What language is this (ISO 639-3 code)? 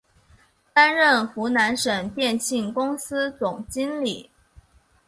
zho